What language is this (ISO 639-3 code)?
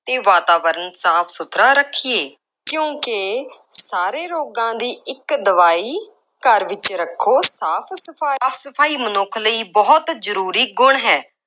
pan